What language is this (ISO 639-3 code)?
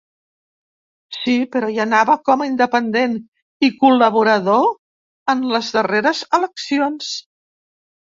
cat